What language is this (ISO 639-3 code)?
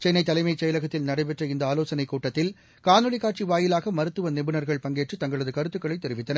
tam